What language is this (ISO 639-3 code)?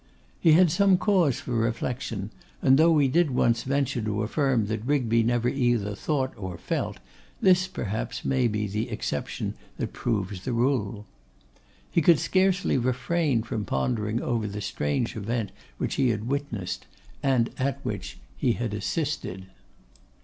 eng